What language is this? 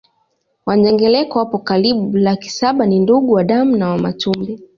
Swahili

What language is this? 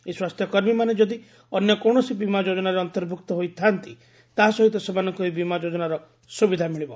Odia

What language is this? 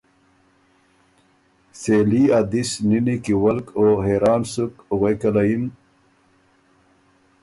Ormuri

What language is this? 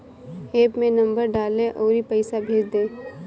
Bhojpuri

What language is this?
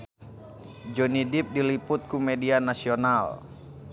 Sundanese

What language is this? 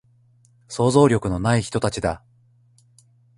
Japanese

